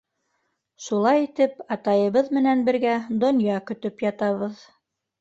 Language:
Bashkir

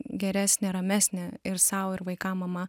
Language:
Lithuanian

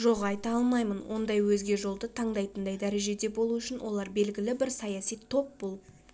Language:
Kazakh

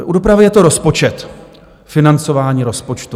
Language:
Czech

